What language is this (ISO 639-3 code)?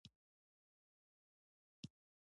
pus